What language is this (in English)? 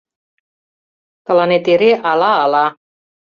Mari